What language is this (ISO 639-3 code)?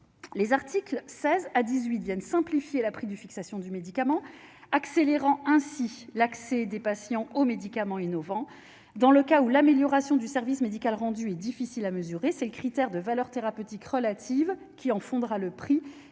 fra